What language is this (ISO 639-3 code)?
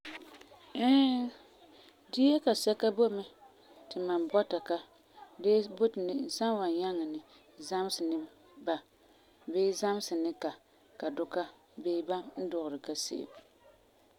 gur